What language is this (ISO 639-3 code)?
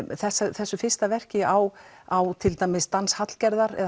isl